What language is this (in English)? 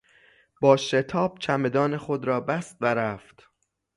Persian